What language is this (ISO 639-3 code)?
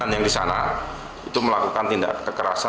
ind